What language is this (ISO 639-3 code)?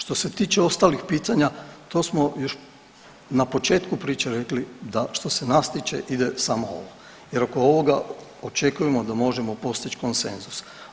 hrv